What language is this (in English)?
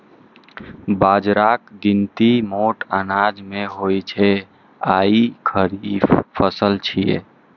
Maithili